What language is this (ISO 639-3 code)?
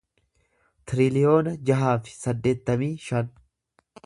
orm